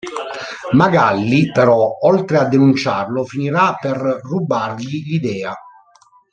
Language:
Italian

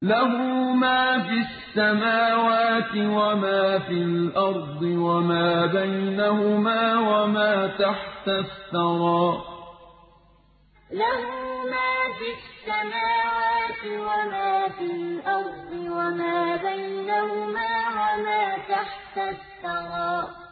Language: Arabic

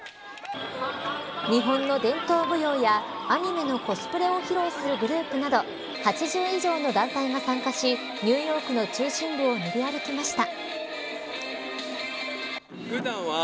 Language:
Japanese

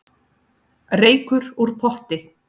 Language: Icelandic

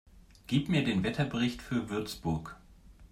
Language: German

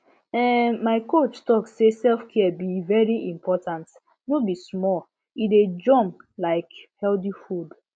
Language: Nigerian Pidgin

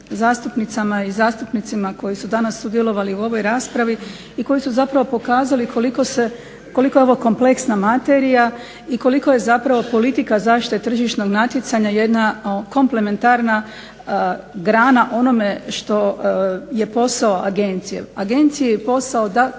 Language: Croatian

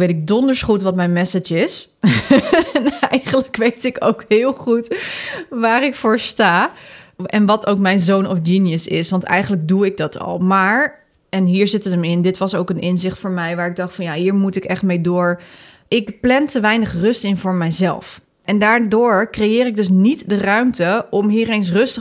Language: Dutch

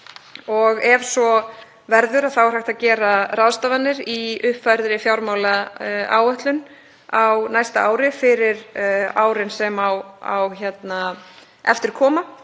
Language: Icelandic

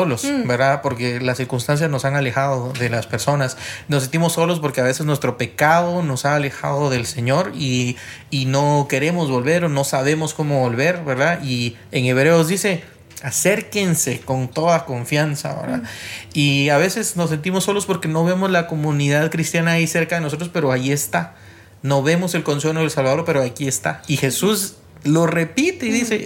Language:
Spanish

